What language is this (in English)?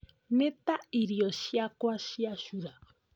Kikuyu